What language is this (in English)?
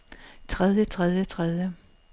Danish